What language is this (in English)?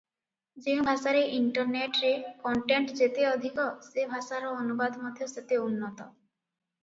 Odia